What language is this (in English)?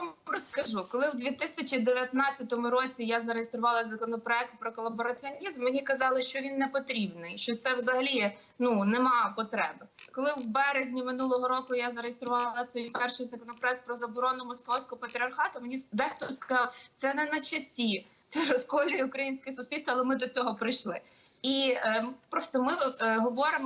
Ukrainian